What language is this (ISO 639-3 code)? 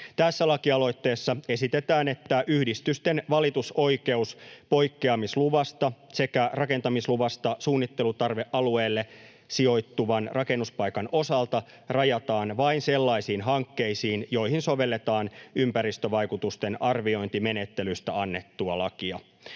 fin